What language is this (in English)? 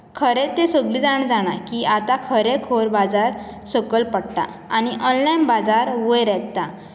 Konkani